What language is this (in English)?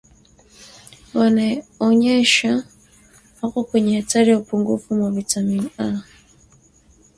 Swahili